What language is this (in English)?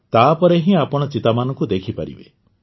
Odia